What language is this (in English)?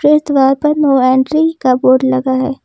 Hindi